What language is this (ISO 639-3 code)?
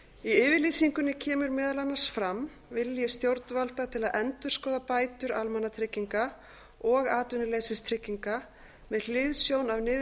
isl